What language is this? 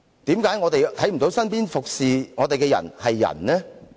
Cantonese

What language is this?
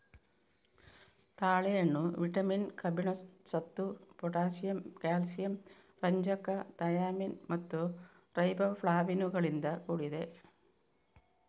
Kannada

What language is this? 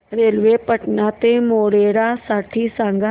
Marathi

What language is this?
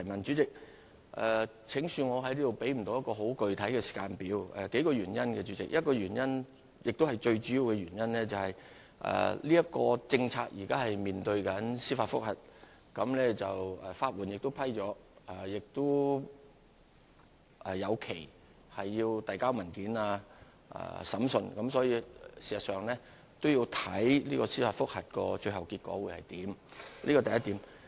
Cantonese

